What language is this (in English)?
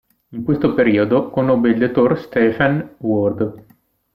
Italian